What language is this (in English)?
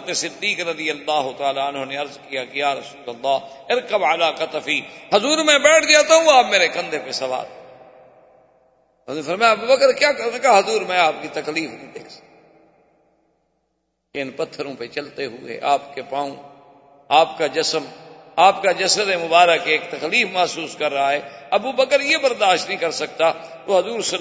Urdu